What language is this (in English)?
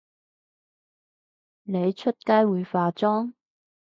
Cantonese